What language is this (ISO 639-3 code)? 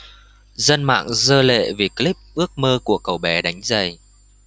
vie